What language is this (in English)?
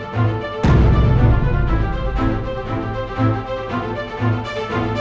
Indonesian